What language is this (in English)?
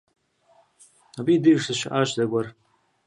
Kabardian